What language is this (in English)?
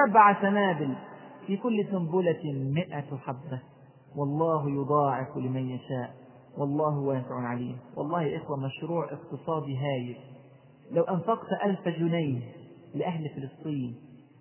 Arabic